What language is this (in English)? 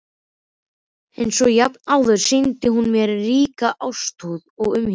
Icelandic